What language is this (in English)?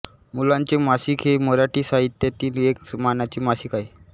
Marathi